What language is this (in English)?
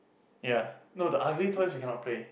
English